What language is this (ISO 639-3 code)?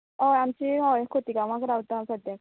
kok